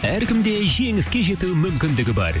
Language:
Kazakh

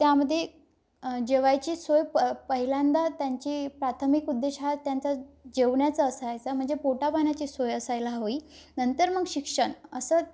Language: Marathi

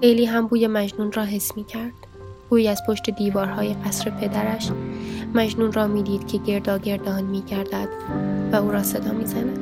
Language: Persian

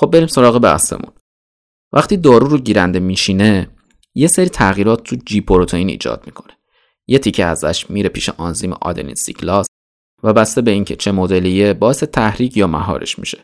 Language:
Persian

